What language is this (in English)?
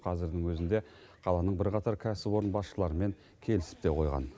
Kazakh